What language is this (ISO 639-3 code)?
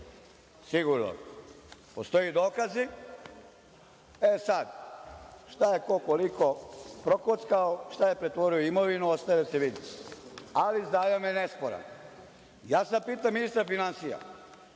srp